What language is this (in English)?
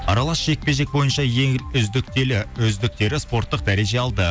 Kazakh